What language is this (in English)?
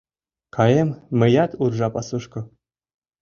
Mari